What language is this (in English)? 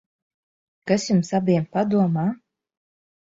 Latvian